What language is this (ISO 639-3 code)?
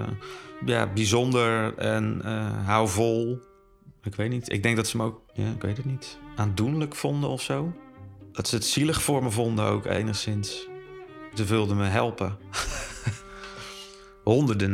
nld